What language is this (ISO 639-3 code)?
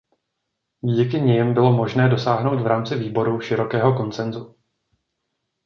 ces